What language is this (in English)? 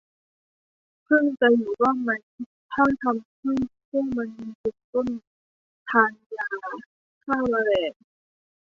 Thai